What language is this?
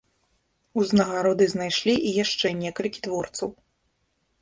Belarusian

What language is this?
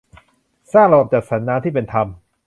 Thai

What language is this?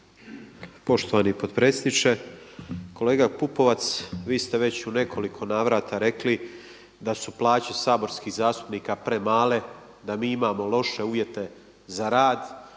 Croatian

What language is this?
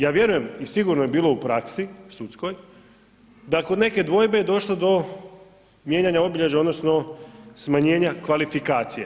Croatian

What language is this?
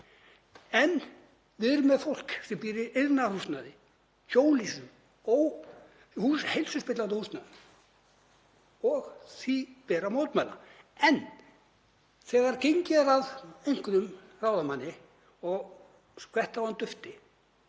Icelandic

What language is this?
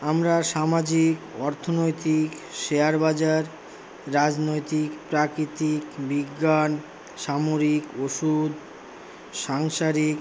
Bangla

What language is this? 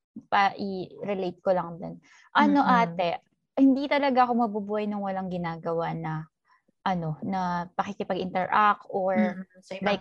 Filipino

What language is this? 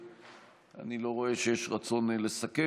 Hebrew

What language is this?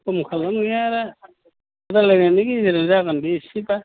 Bodo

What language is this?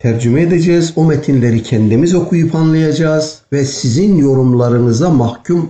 Turkish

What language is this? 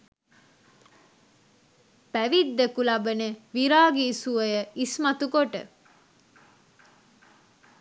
Sinhala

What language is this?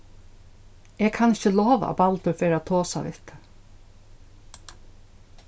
Faroese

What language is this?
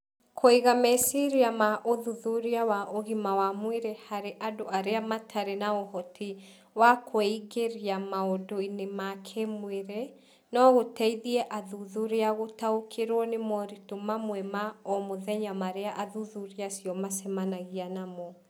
Kikuyu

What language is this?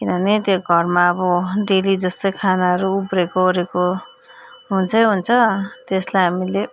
Nepali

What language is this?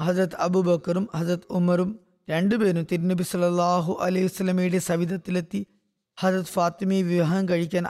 Malayalam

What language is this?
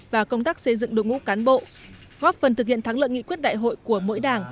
Vietnamese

